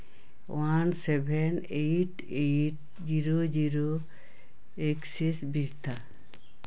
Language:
Santali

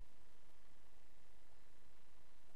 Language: Hebrew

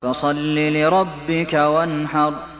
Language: Arabic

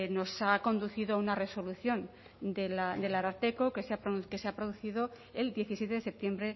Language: Spanish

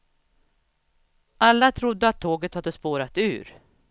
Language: Swedish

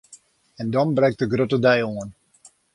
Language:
Western Frisian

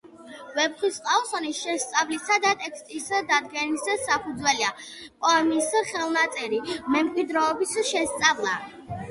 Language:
Georgian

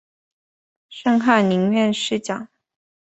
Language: Chinese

